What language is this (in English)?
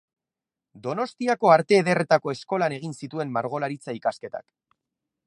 Basque